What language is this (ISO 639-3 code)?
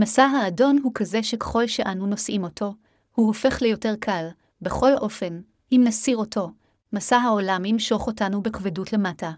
heb